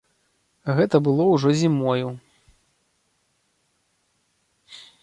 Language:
Belarusian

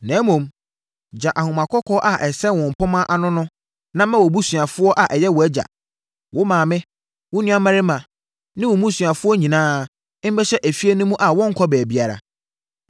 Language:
Akan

